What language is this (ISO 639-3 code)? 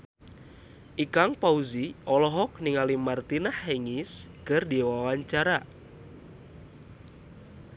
sun